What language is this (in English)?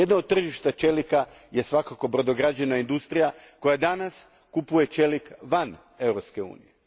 Croatian